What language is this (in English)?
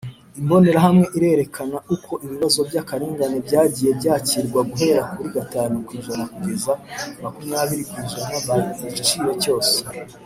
Kinyarwanda